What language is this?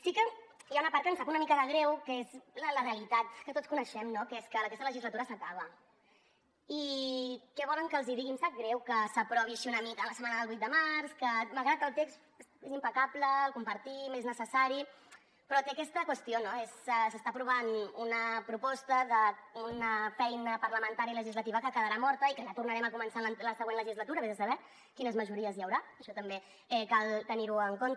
Catalan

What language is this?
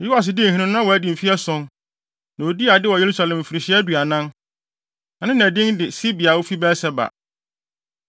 Akan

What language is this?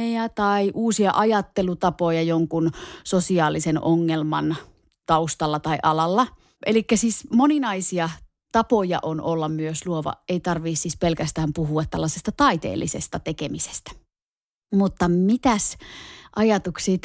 Finnish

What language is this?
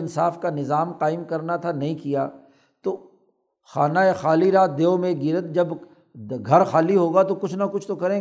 Urdu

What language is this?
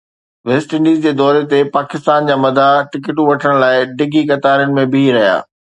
Sindhi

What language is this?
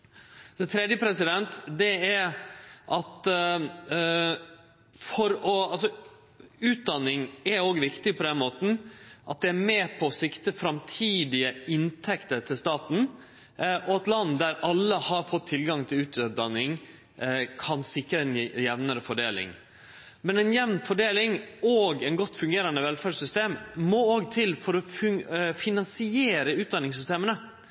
Norwegian Nynorsk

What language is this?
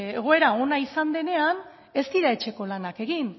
Basque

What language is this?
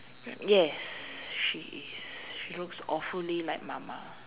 English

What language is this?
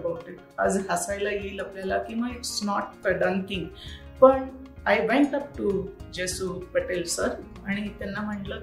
Marathi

